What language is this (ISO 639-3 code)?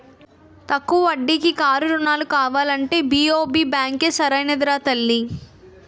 tel